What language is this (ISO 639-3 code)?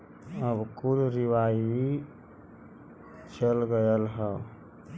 bho